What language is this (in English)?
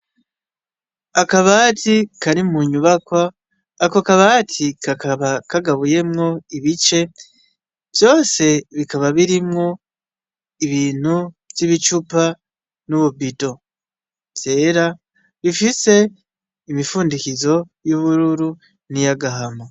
Rundi